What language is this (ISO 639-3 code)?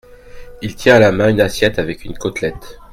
fra